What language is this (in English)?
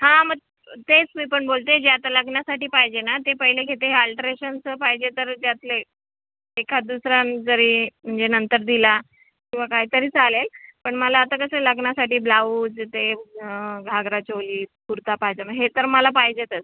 Marathi